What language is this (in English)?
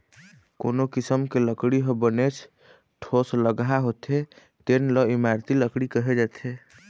Chhattisgarhi